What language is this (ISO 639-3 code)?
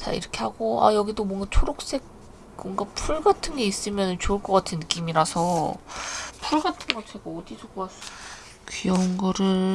kor